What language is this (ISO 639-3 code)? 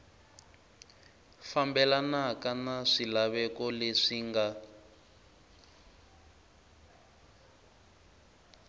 tso